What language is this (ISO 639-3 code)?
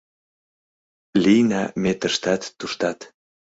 chm